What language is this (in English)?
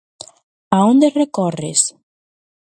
Galician